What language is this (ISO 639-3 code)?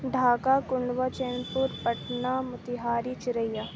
urd